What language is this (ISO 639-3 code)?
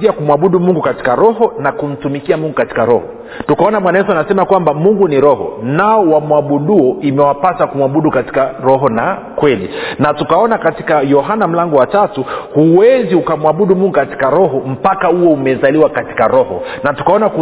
swa